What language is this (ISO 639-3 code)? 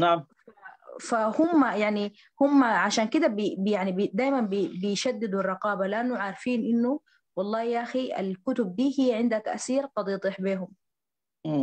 ara